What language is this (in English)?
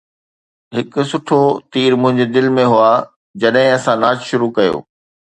Sindhi